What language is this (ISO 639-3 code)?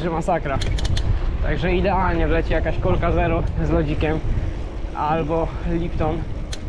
pol